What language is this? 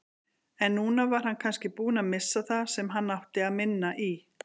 Icelandic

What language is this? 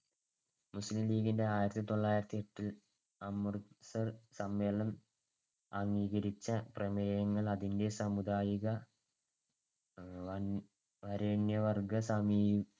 Malayalam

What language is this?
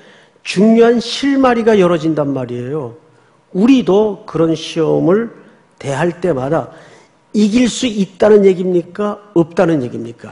Korean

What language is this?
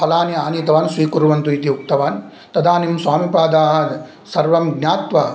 Sanskrit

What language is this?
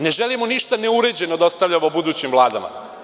Serbian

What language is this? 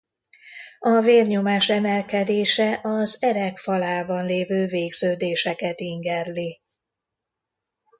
Hungarian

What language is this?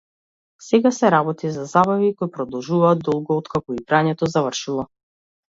Macedonian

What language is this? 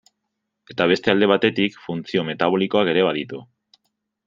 Basque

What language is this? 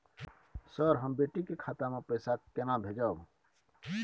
Maithili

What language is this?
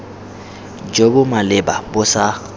Tswana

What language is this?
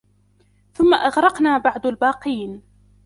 Arabic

